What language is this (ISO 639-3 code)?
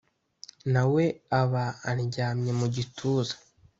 kin